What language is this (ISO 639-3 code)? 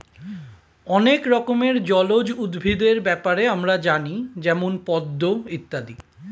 ben